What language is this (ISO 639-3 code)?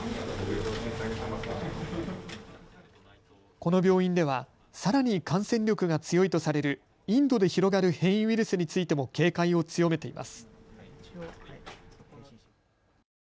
jpn